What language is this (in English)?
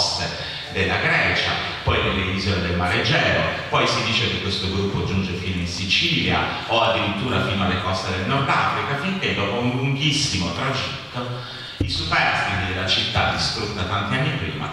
Italian